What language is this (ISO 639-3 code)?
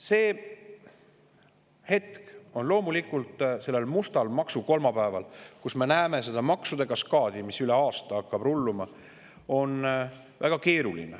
est